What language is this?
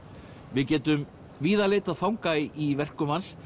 Icelandic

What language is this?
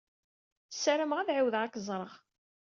Kabyle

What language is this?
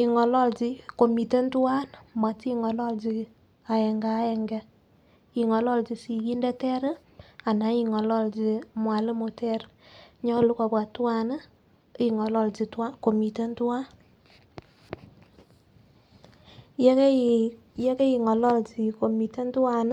Kalenjin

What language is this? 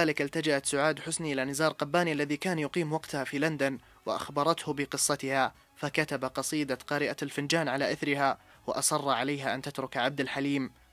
Arabic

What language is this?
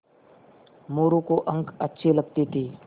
Hindi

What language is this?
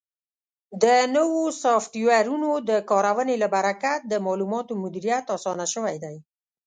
Pashto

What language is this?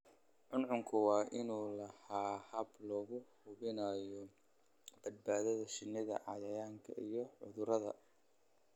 Somali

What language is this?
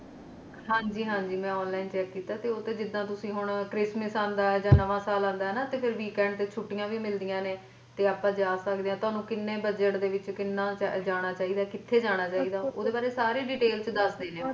Punjabi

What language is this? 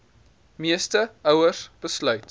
Afrikaans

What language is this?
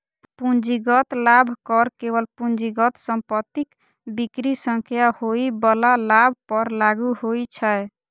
Maithili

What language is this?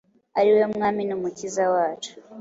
Kinyarwanda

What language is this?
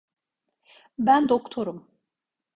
Turkish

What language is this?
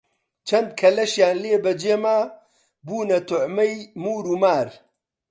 Central Kurdish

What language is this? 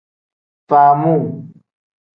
Tem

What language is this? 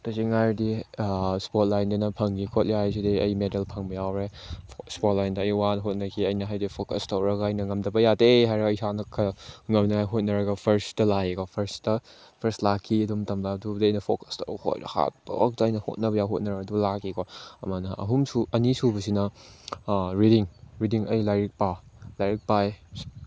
Manipuri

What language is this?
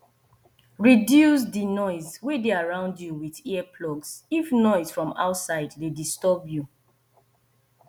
Nigerian Pidgin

